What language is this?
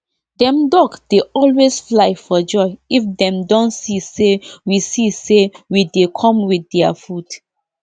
Nigerian Pidgin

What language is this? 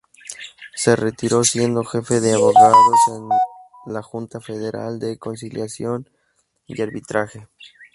Spanish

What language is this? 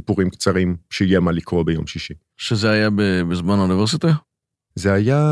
Hebrew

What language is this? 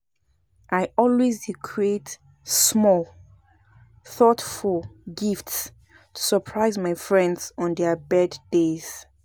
Nigerian Pidgin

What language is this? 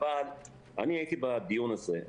Hebrew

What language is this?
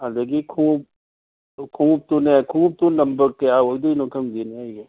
Manipuri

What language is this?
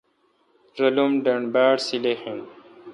Kalkoti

